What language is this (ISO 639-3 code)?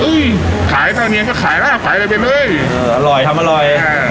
tha